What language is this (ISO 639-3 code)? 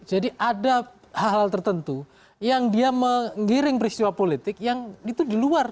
ind